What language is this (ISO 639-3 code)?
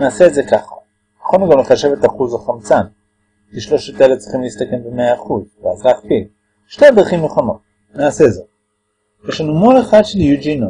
heb